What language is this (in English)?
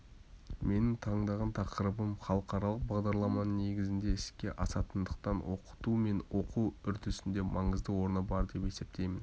Kazakh